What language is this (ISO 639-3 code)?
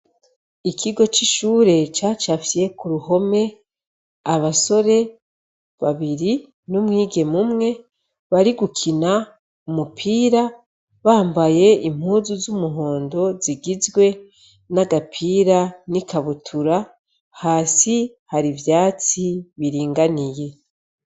run